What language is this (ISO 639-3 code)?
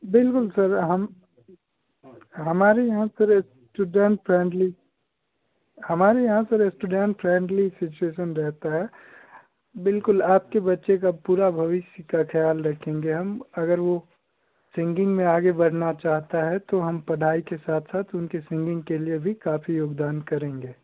hin